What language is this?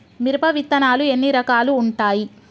Telugu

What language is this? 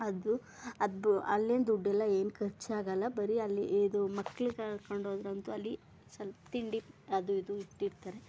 Kannada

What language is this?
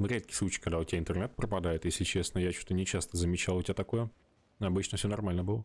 Russian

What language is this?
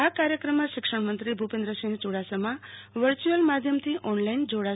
Gujarati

